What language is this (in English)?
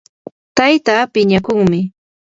Yanahuanca Pasco Quechua